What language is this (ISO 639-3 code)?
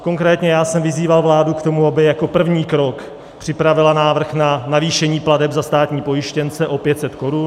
ces